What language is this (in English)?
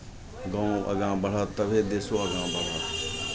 Maithili